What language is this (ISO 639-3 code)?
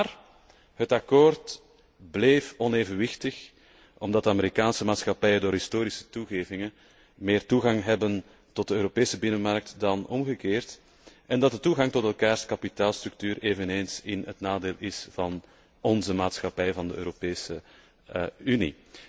nld